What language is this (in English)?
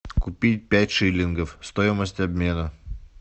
Russian